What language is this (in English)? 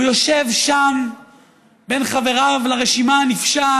Hebrew